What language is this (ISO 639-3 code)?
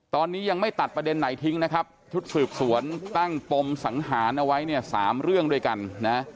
tha